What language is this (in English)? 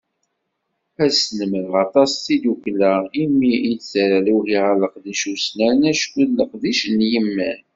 Kabyle